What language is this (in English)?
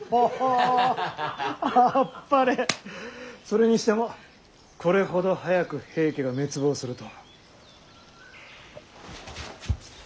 Japanese